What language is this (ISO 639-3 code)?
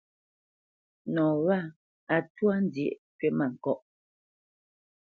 bce